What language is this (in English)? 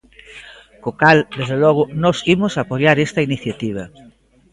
Galician